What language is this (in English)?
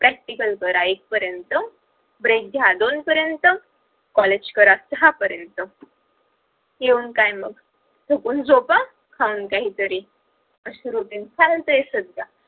Marathi